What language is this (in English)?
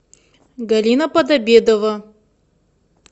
Russian